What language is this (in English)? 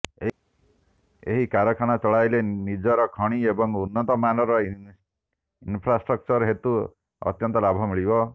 Odia